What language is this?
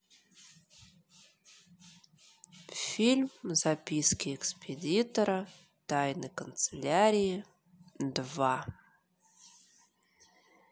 Russian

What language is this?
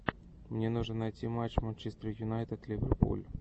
Russian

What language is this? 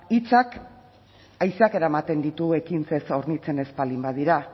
Basque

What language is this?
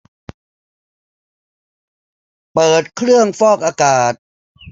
Thai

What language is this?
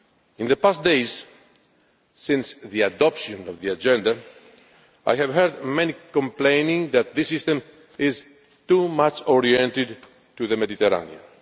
English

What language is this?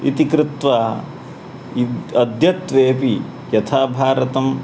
Sanskrit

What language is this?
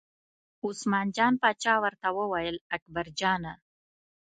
Pashto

